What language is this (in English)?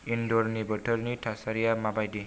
Bodo